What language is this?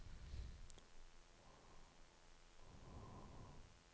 Norwegian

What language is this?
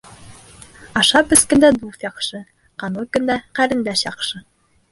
Bashkir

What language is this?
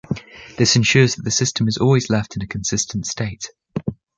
English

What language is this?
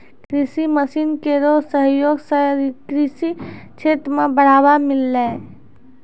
Maithili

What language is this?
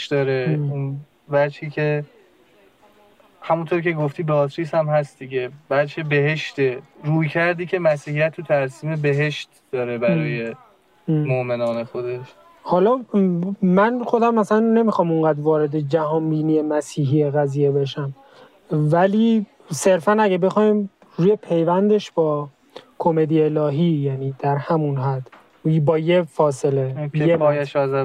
Persian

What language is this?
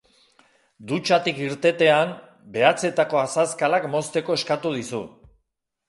Basque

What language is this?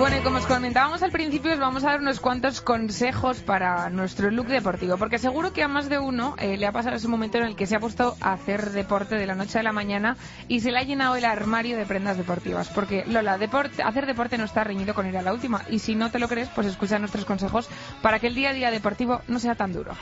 Spanish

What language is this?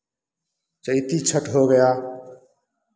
Hindi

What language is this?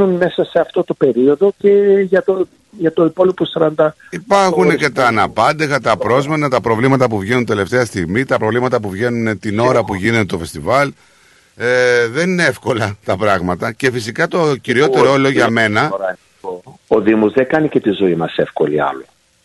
Greek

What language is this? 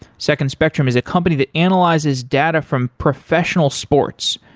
English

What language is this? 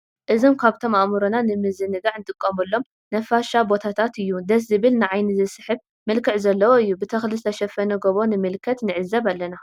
Tigrinya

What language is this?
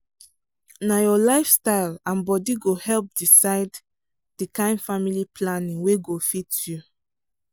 Nigerian Pidgin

